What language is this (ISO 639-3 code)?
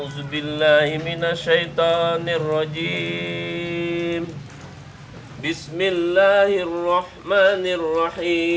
ind